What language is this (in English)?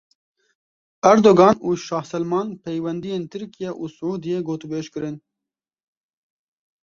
Kurdish